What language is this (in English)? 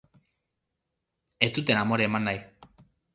Basque